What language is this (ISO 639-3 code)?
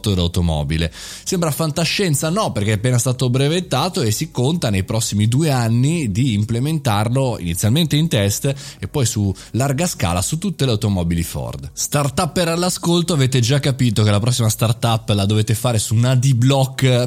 ita